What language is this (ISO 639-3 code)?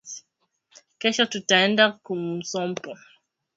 swa